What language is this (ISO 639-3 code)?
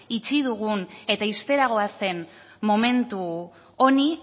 eus